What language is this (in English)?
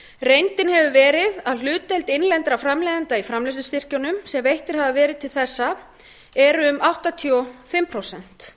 Icelandic